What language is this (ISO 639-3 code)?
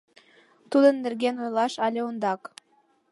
chm